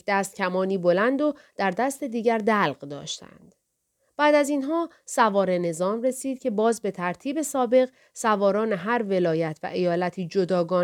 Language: Persian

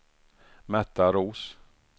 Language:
Swedish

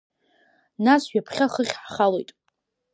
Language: Abkhazian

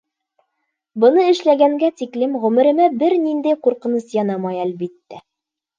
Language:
Bashkir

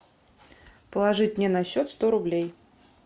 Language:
Russian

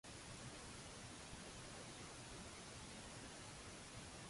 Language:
Maltese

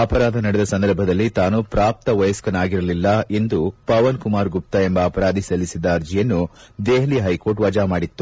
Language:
Kannada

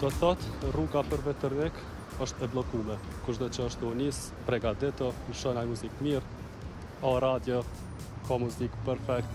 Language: Romanian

